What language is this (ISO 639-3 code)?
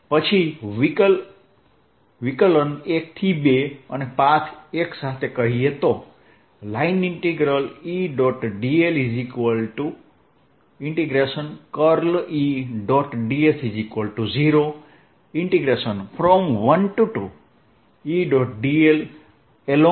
guj